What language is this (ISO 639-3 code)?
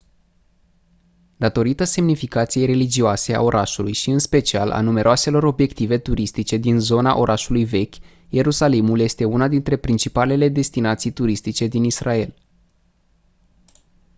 ron